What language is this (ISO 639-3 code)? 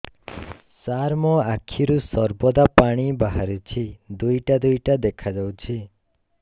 ori